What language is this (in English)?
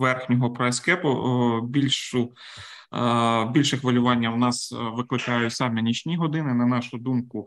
Ukrainian